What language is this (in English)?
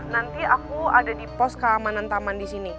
Indonesian